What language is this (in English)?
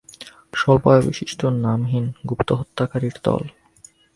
Bangla